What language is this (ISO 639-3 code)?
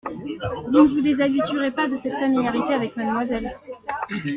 fra